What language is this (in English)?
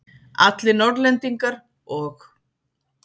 Icelandic